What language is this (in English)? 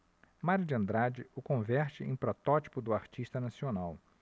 Portuguese